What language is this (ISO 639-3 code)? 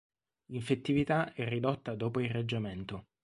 ita